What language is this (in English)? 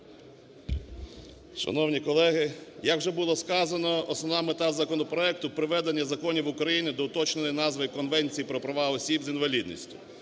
Ukrainian